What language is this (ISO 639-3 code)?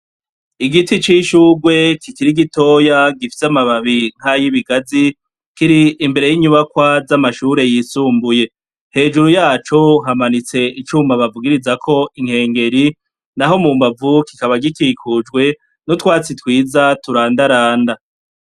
run